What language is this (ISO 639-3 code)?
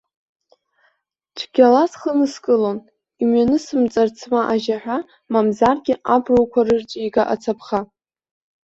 abk